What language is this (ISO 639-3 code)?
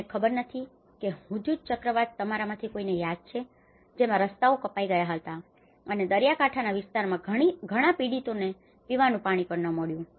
guj